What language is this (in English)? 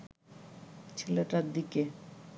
Bangla